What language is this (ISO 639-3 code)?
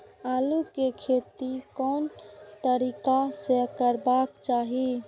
mai